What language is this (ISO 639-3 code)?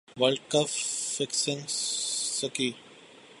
urd